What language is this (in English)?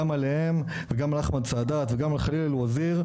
Hebrew